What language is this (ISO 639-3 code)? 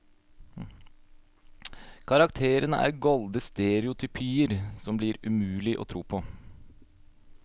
nor